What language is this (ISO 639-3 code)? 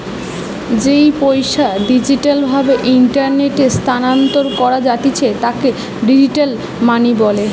ben